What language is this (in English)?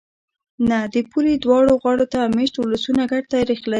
Pashto